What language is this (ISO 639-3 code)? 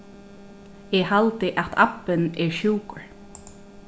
fao